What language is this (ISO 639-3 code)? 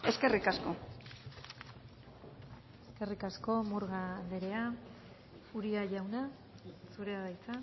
eus